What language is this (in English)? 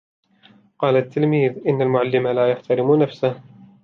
Arabic